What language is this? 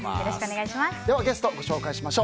Japanese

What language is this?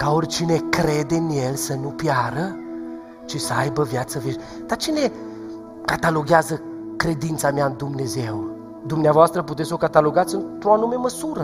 Romanian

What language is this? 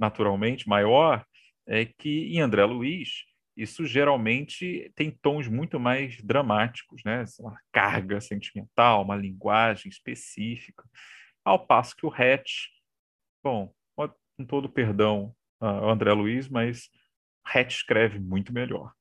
Portuguese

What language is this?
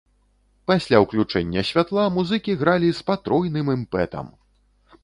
Belarusian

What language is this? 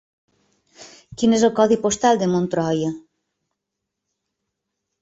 Catalan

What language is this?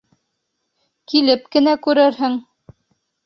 Bashkir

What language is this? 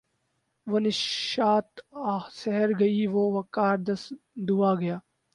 Urdu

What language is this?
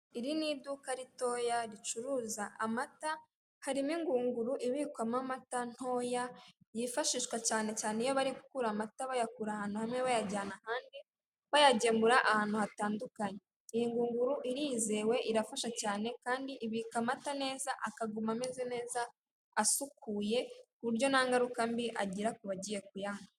Kinyarwanda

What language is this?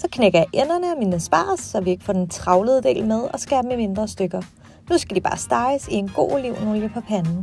Danish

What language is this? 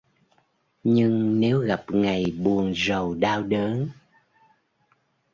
Vietnamese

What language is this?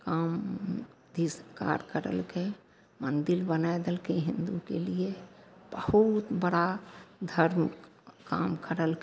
Maithili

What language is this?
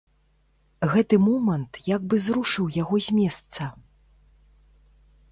Belarusian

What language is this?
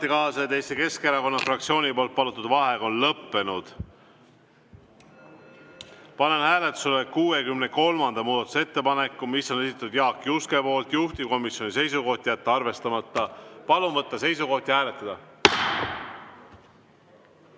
Estonian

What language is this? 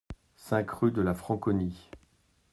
French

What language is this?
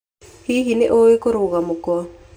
Kikuyu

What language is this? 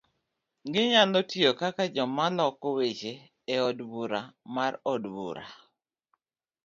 Luo (Kenya and Tanzania)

